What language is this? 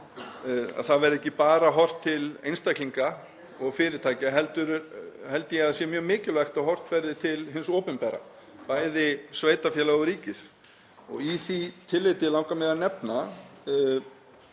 Icelandic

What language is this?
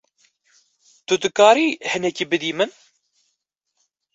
Kurdish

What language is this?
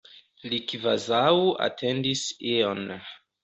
Esperanto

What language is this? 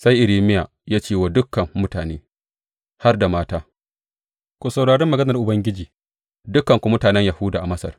Hausa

